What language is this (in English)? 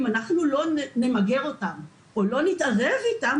Hebrew